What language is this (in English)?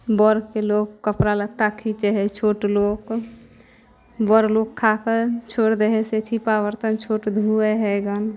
Maithili